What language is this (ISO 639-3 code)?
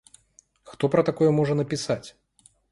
bel